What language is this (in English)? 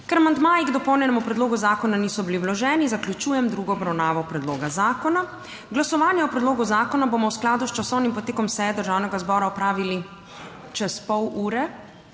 Slovenian